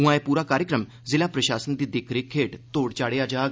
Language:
Dogri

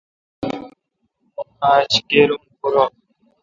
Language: Kalkoti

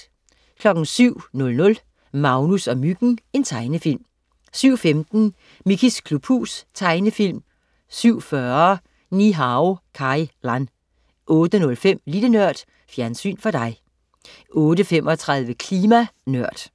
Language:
Danish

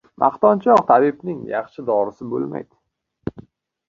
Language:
Uzbek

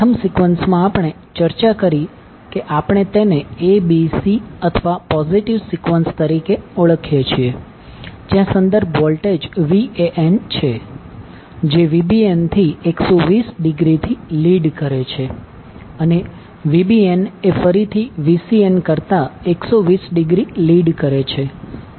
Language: Gujarati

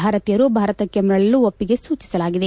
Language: Kannada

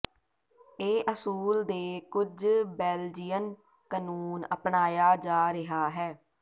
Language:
Punjabi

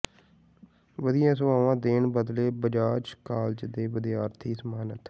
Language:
Punjabi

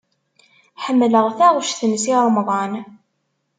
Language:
Kabyle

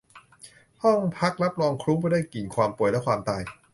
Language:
Thai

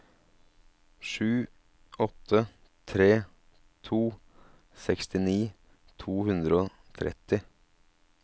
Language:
Norwegian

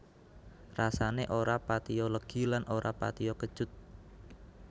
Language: Javanese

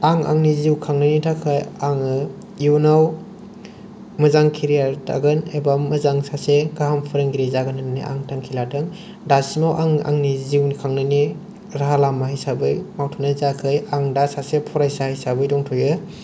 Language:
Bodo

